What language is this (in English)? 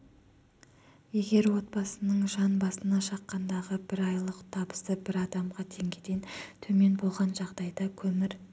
Kazakh